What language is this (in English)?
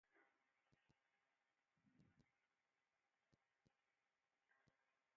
Ewondo